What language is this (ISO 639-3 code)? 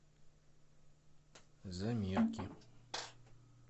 rus